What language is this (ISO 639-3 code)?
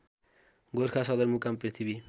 nep